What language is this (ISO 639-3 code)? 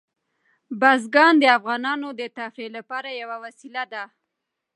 pus